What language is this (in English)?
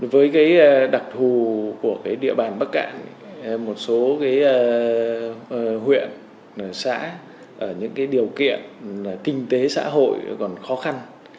Vietnamese